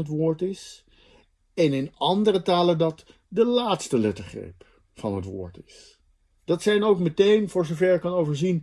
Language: Dutch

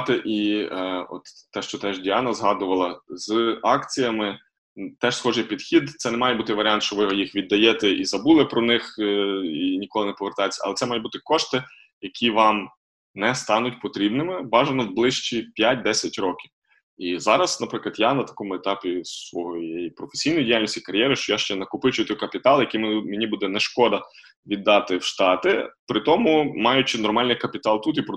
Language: Ukrainian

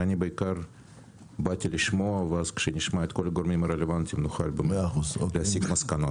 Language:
Hebrew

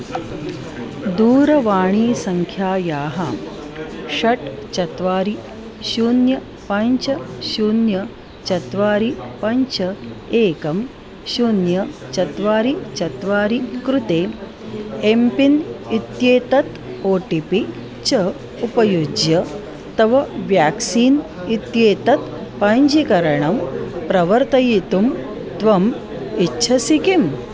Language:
Sanskrit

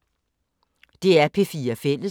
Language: Danish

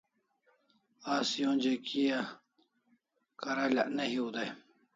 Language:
Kalasha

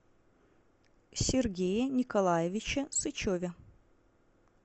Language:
Russian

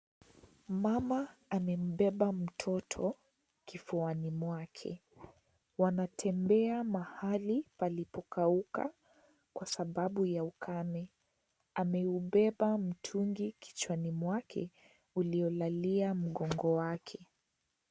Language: Swahili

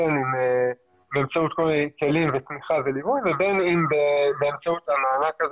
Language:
Hebrew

